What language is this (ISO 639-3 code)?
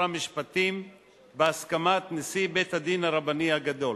heb